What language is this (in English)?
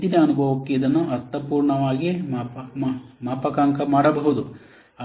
Kannada